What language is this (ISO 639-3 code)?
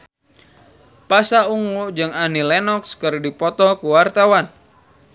sun